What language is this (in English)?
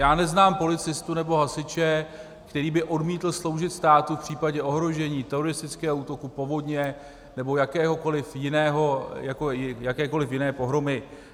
Czech